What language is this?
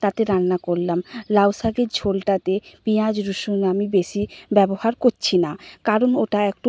Bangla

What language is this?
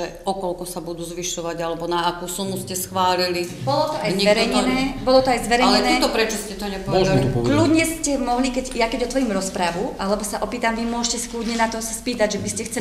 Slovak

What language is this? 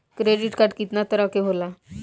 Bhojpuri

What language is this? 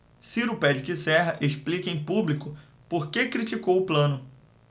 Portuguese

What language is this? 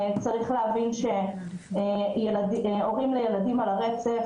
Hebrew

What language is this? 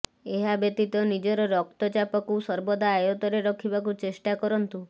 Odia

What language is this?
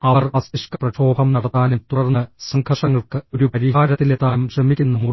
Malayalam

